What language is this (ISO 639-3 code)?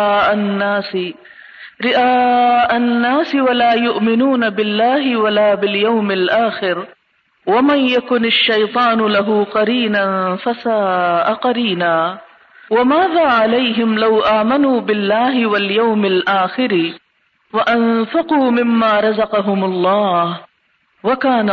urd